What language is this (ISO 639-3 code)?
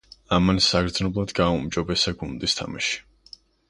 kat